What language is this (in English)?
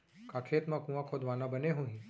Chhattisgarhi